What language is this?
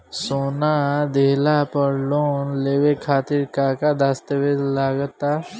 Bhojpuri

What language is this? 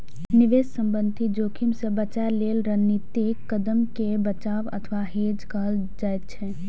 Maithili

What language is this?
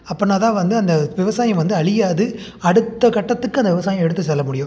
Tamil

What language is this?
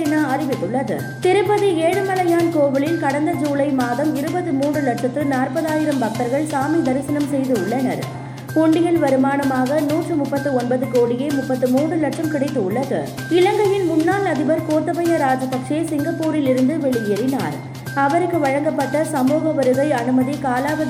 Tamil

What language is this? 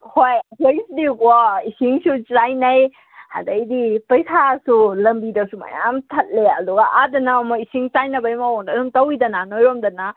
Manipuri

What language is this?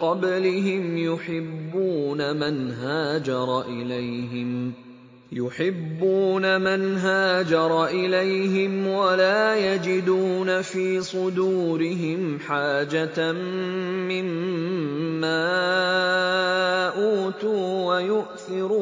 Arabic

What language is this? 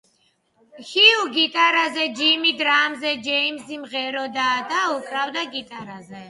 Georgian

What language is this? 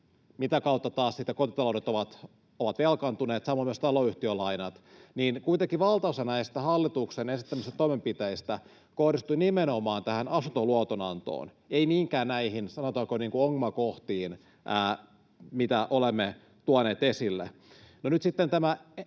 Finnish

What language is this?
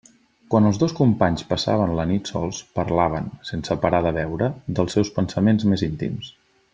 Catalan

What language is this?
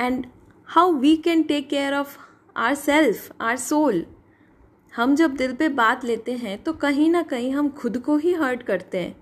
Hindi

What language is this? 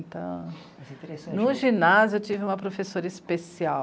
Portuguese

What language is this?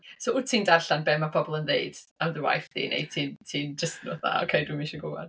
Welsh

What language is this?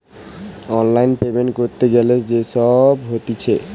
Bangla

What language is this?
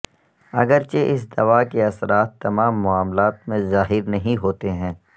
Urdu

